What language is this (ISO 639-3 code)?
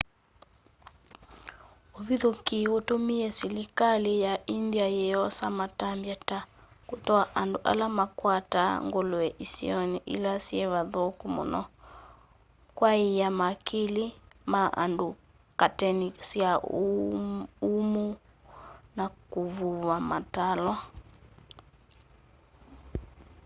kam